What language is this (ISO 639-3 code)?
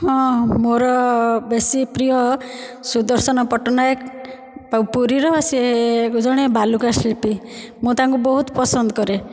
ori